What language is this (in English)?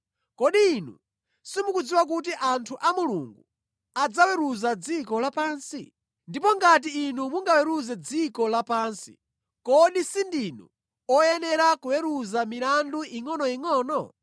Nyanja